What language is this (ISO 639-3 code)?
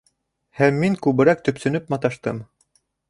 bak